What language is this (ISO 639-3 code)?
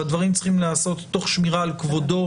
heb